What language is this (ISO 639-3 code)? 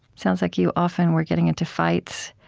eng